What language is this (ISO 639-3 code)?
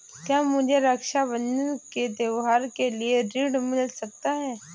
hin